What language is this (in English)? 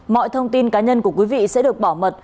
Vietnamese